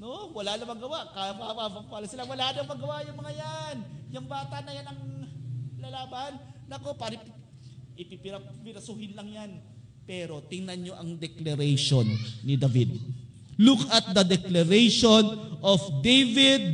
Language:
Filipino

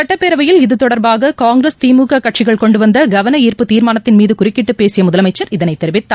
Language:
Tamil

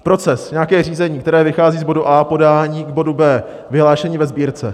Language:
Czech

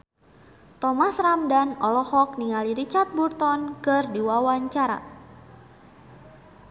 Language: Sundanese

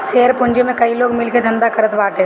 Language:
Bhojpuri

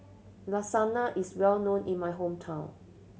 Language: English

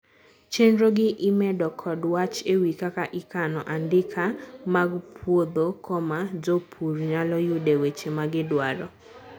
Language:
Luo (Kenya and Tanzania)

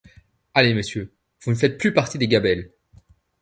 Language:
French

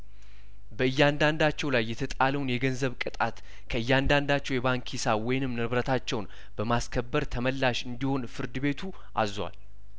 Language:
Amharic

